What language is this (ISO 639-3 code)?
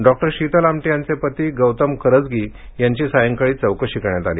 mar